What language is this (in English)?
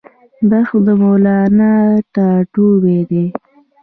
Pashto